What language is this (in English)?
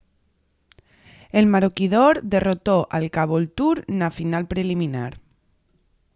Asturian